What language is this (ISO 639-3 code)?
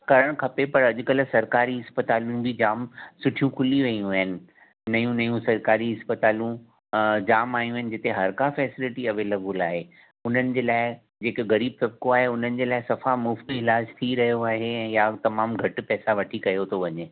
snd